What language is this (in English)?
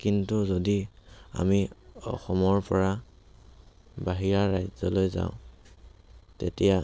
Assamese